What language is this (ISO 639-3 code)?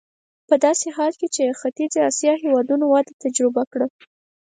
pus